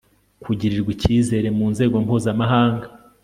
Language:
Kinyarwanda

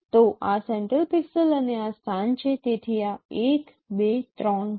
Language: Gujarati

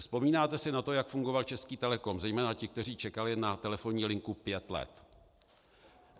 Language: Czech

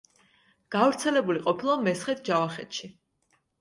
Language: Georgian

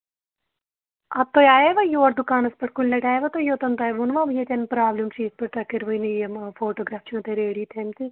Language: Kashmiri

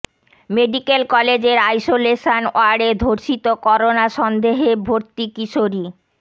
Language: Bangla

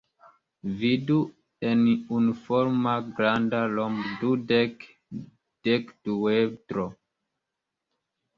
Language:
Esperanto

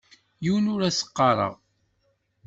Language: Kabyle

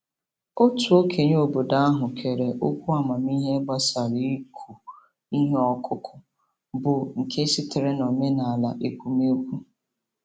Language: Igbo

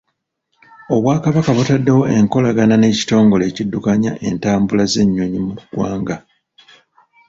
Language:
Ganda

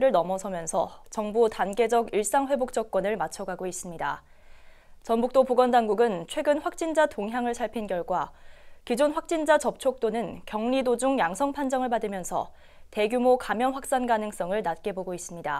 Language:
Korean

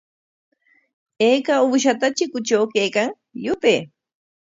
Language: Corongo Ancash Quechua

